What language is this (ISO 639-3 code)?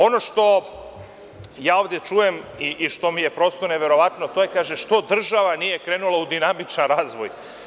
srp